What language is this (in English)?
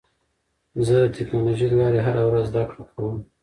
Pashto